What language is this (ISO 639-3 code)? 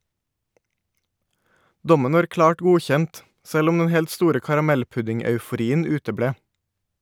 nor